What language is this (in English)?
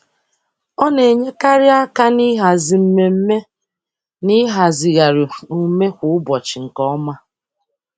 Igbo